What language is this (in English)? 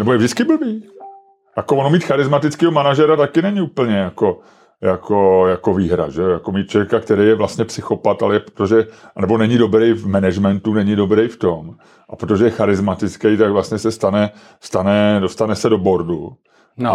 Czech